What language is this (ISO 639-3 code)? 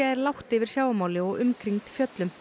isl